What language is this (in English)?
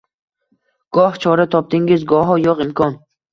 Uzbek